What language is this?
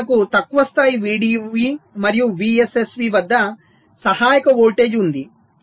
Telugu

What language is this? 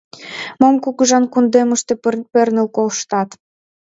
Mari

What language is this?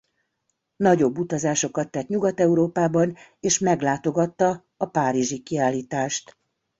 Hungarian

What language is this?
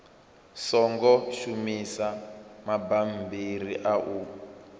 Venda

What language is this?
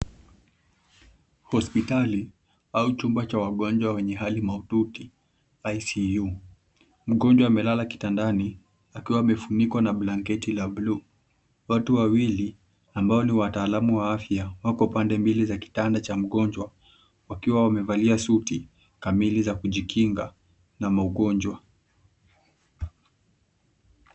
Swahili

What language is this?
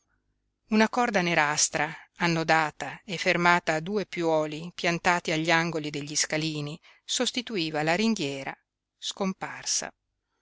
Italian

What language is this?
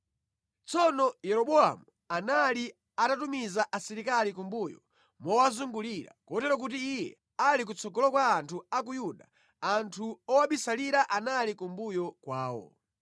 Nyanja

